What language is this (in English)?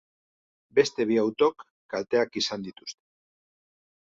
Basque